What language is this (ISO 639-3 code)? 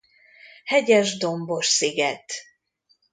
hun